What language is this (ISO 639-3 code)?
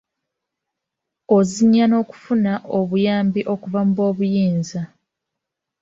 lug